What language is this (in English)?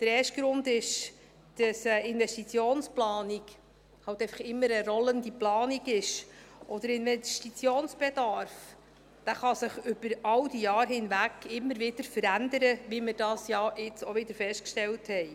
Swiss German